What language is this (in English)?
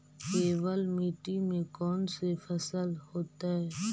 Magahi